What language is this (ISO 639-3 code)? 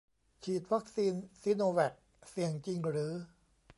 tha